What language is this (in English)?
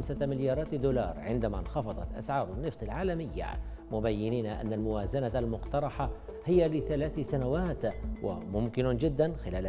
Arabic